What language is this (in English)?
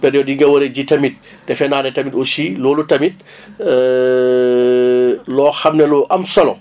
Wolof